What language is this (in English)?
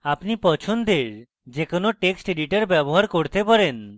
Bangla